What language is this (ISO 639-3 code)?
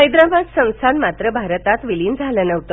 mar